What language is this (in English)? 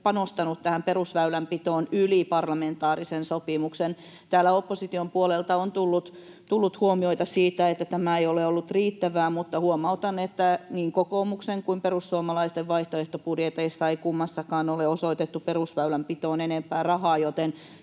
Finnish